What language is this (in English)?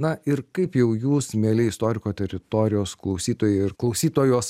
Lithuanian